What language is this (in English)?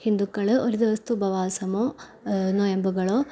Malayalam